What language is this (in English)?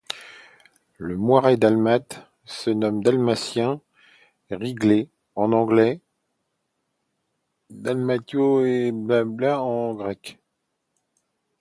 French